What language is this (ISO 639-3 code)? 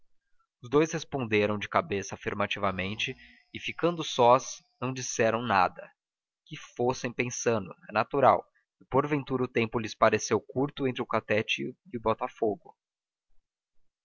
por